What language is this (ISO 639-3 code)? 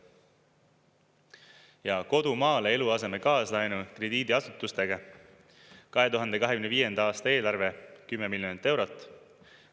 est